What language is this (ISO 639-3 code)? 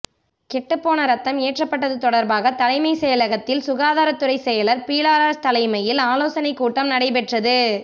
tam